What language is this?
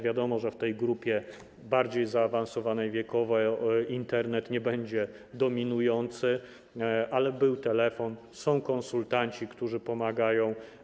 Polish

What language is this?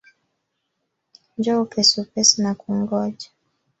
Swahili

